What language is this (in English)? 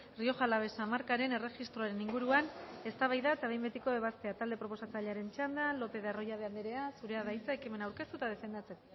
Basque